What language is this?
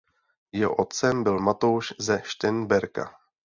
Czech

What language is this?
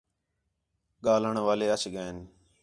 Khetrani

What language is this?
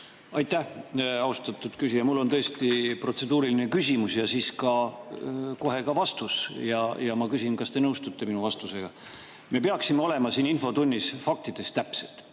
Estonian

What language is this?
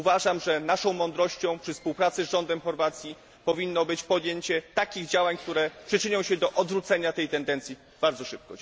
Polish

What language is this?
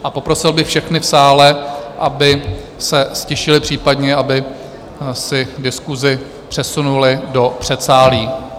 Czech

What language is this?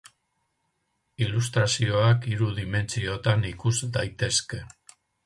Basque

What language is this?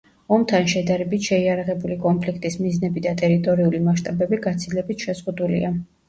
Georgian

